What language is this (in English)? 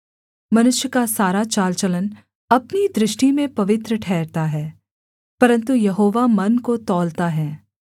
Hindi